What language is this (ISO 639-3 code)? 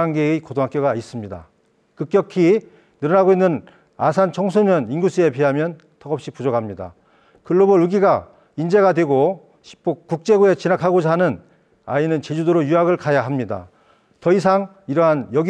kor